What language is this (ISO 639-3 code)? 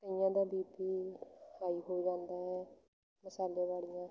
pan